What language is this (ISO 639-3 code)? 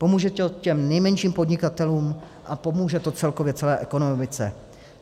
ces